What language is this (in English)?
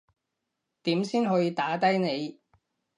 Cantonese